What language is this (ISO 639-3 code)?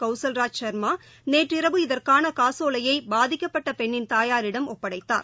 tam